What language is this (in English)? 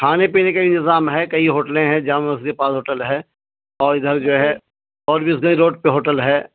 Urdu